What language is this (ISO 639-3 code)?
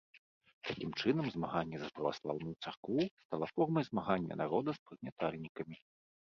bel